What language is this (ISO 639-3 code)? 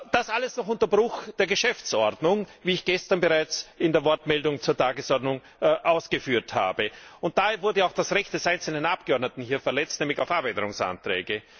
deu